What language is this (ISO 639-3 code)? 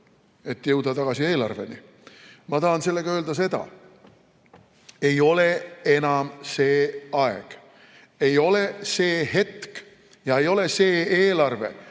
est